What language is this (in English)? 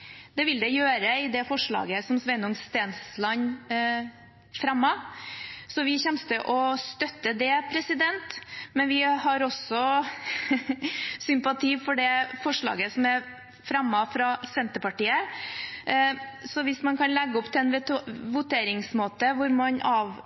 Norwegian Bokmål